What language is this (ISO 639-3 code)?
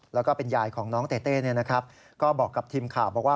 tha